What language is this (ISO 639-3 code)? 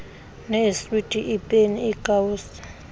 xho